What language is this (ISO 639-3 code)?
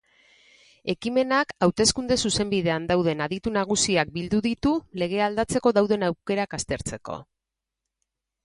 eus